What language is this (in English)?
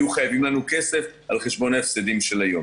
Hebrew